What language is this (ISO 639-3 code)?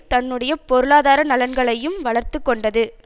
tam